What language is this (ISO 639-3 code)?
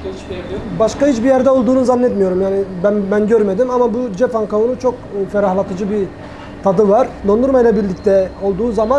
tur